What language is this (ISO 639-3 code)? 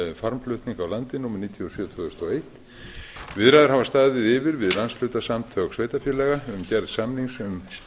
isl